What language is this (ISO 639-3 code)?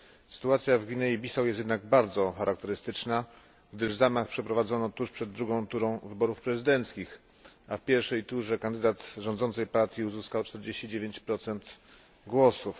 pol